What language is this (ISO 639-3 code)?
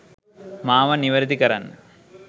sin